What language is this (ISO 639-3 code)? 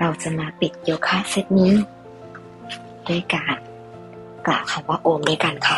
tha